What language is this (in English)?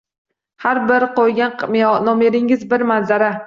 Uzbek